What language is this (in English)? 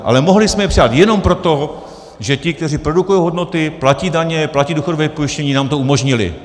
Czech